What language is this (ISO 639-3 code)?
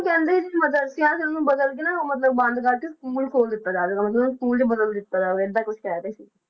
pan